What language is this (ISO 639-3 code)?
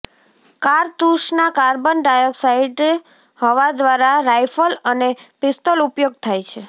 guj